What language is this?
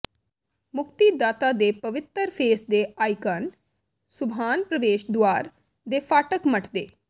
Punjabi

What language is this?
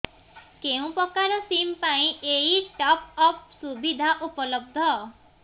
Odia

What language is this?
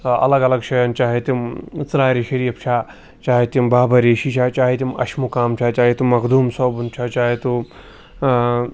Kashmiri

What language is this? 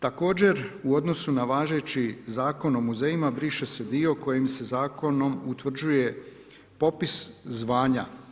Croatian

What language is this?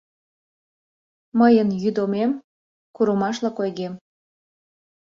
Mari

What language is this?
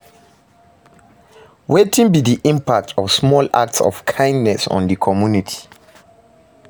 Nigerian Pidgin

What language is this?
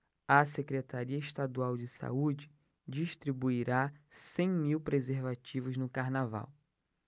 Portuguese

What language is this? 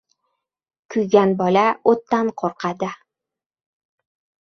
Uzbek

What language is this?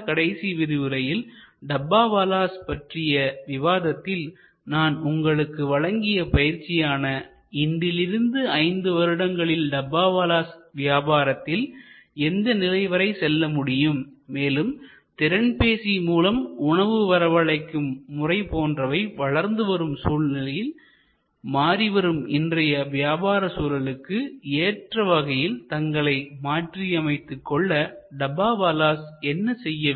Tamil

